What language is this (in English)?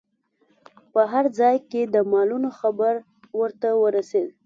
Pashto